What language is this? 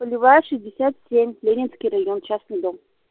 Russian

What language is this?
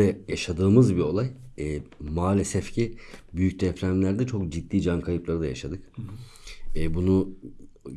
Turkish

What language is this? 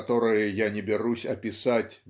Russian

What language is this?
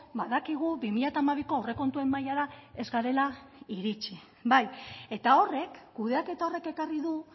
Basque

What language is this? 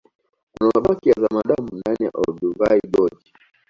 Swahili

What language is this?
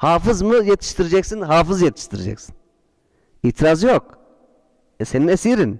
Turkish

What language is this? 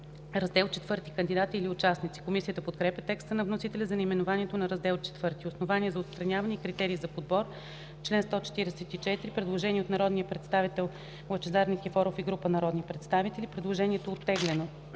Bulgarian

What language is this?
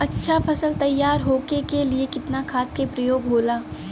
Bhojpuri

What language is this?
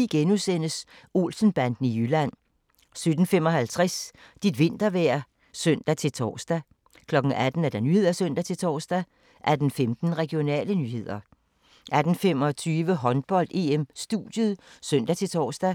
Danish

